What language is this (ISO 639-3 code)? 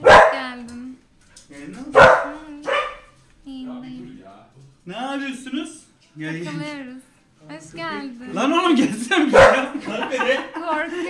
tur